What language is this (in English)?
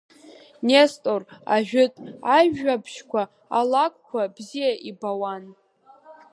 Abkhazian